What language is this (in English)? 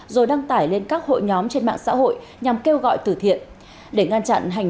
Vietnamese